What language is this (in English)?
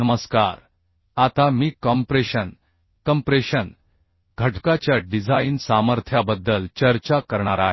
Marathi